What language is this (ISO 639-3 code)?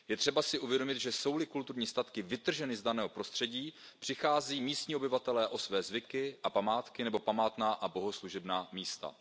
ces